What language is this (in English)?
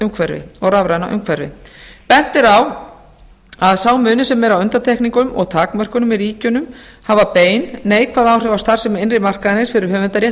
Icelandic